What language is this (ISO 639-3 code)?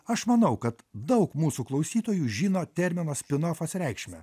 lit